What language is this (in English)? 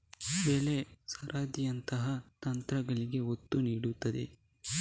Kannada